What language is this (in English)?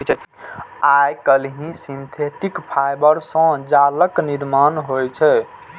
Maithili